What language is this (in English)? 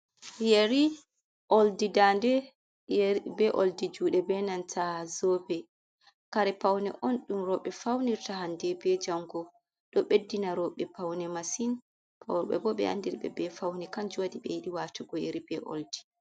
Fula